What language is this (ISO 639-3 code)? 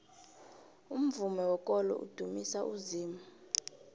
nbl